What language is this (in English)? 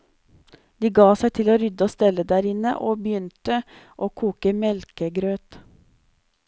Norwegian